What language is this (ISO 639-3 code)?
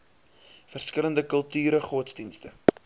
afr